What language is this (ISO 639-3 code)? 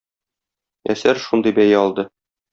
tat